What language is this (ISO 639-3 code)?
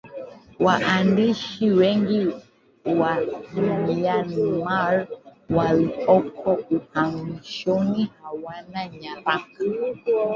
swa